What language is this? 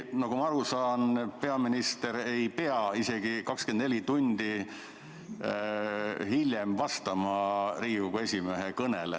Estonian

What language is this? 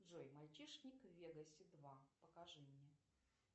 Russian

